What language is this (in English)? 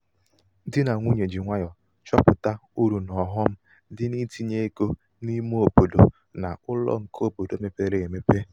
Igbo